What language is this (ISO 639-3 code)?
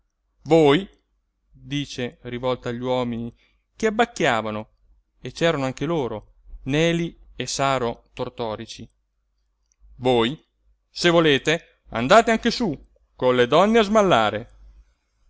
ita